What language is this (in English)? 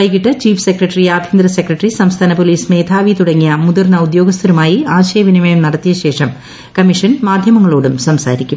Malayalam